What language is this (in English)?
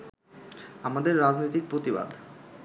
Bangla